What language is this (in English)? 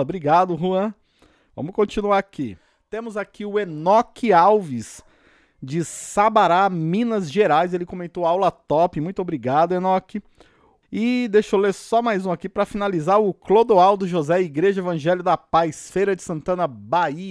Portuguese